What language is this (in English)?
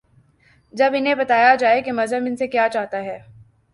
Urdu